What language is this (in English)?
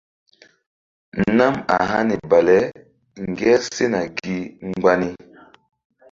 Mbum